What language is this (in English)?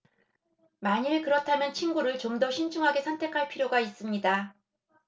Korean